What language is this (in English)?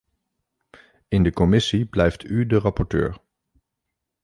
Dutch